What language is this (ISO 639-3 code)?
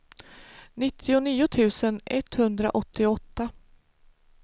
swe